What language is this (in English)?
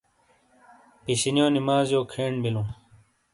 Shina